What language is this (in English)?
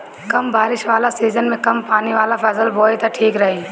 Bhojpuri